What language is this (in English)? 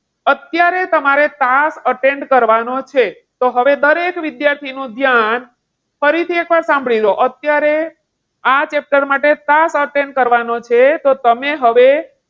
Gujarati